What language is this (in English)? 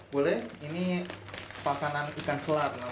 Indonesian